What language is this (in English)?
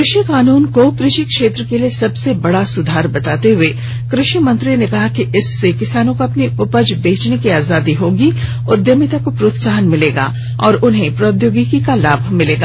Hindi